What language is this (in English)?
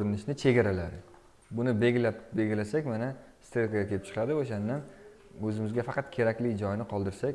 Turkish